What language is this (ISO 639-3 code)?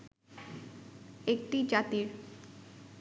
ben